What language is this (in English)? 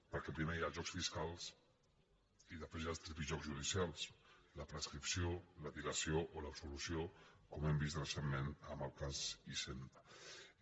Catalan